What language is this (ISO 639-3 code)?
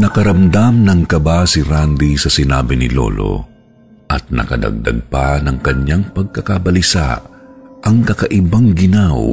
fil